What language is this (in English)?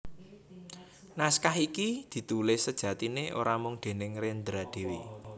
Javanese